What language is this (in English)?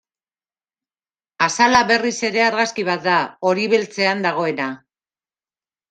Basque